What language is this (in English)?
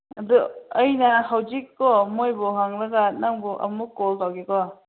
Manipuri